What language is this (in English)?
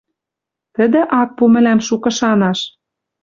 Western Mari